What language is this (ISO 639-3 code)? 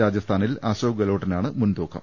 mal